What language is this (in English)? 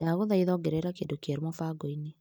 Kikuyu